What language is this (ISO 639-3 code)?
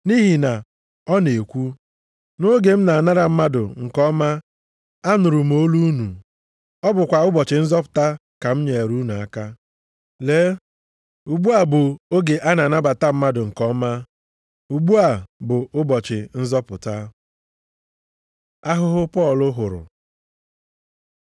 ibo